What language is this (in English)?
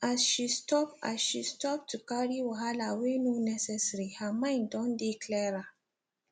Nigerian Pidgin